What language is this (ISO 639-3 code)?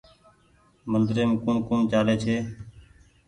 gig